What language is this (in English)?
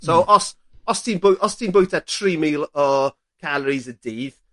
Welsh